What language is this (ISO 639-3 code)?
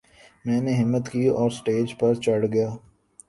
urd